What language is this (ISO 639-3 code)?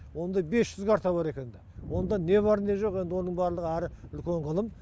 kaz